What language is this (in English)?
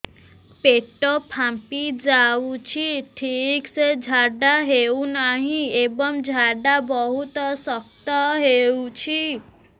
Odia